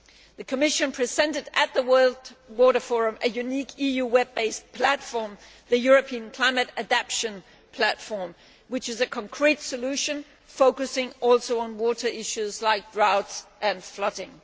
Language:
English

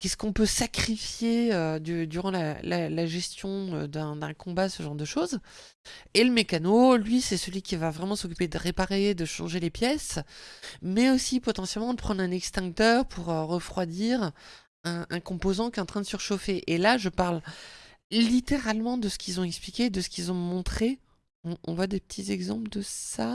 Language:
French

